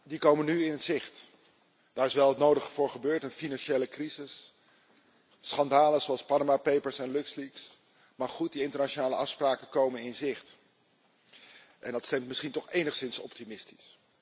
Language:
Dutch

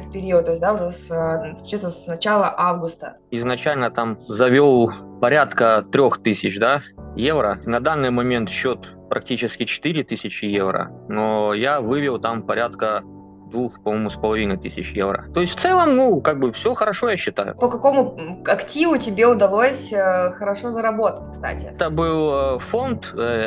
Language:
Russian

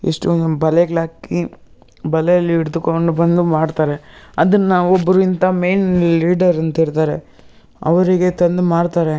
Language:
Kannada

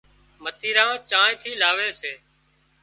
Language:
Wadiyara Koli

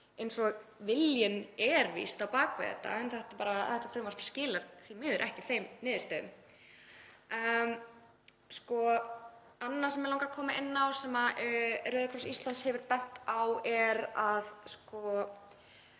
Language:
Icelandic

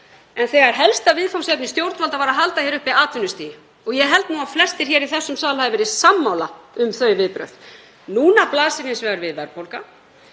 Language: Icelandic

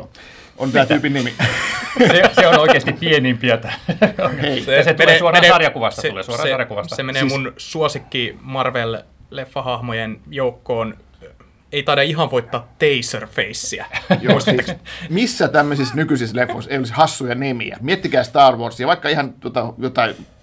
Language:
Finnish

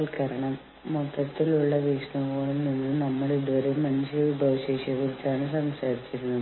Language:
Malayalam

